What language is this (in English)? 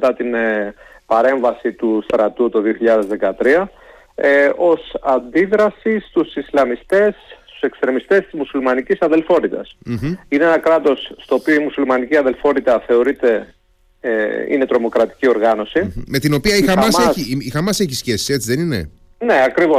Greek